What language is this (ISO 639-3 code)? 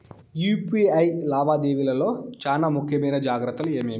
tel